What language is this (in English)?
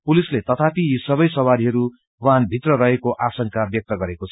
Nepali